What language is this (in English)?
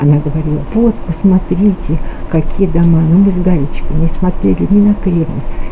Russian